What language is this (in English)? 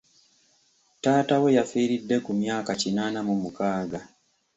Ganda